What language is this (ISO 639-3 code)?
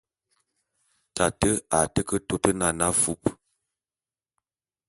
bum